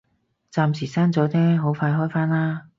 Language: Cantonese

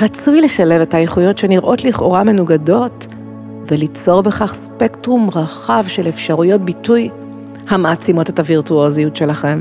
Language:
Hebrew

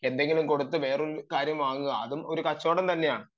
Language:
Malayalam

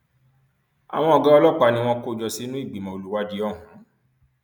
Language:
Yoruba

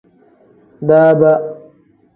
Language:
Tem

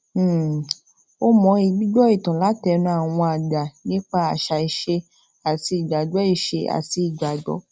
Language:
Yoruba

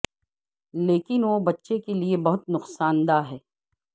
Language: Urdu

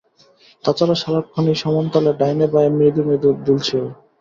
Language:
Bangla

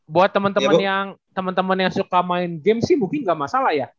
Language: Indonesian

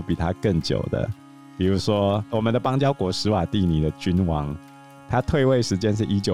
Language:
Chinese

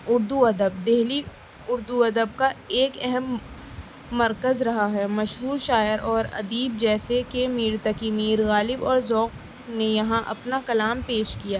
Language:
Urdu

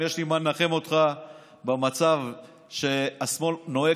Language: Hebrew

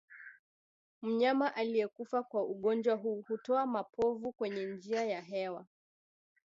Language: Swahili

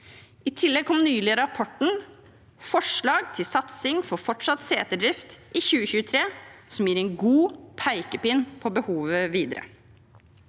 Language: Norwegian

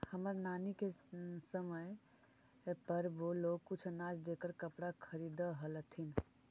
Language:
Magahi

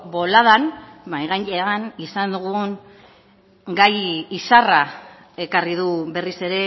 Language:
Basque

